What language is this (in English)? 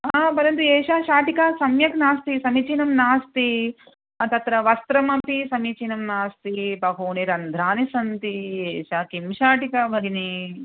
Sanskrit